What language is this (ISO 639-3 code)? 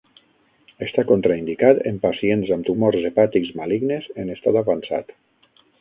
cat